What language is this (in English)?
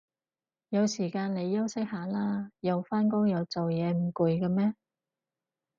Cantonese